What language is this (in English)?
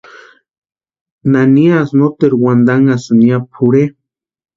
Western Highland Purepecha